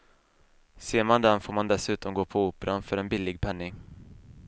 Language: Swedish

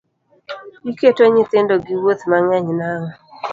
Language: Luo (Kenya and Tanzania)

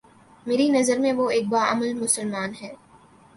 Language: Urdu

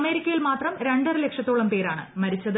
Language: Malayalam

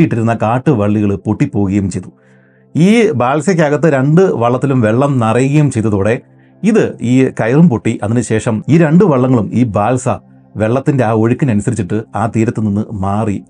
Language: Malayalam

